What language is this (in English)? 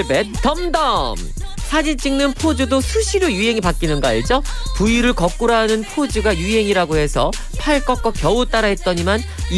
Korean